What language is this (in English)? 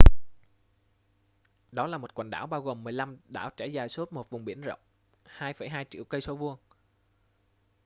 Vietnamese